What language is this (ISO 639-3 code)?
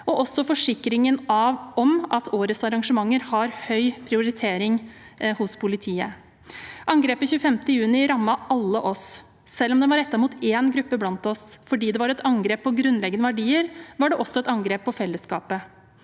nor